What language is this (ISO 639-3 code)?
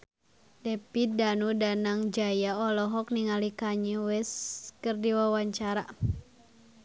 sun